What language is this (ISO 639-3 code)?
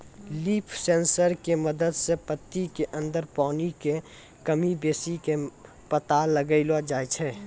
mai